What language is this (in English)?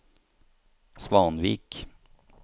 Norwegian